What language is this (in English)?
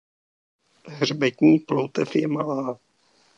Czech